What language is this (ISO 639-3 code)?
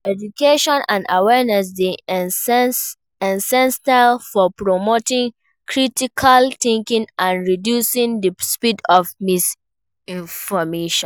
pcm